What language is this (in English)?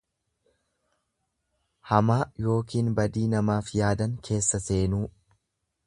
Oromo